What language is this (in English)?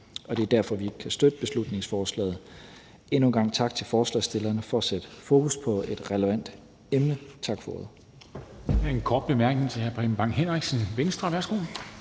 Danish